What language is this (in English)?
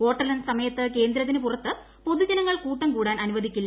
Malayalam